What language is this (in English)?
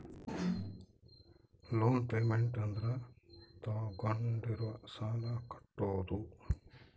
Kannada